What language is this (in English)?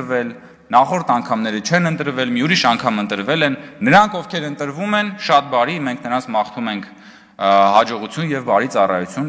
Romanian